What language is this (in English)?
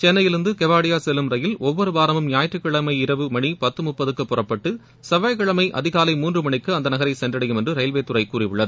Tamil